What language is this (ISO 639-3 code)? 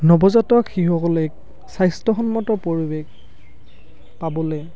asm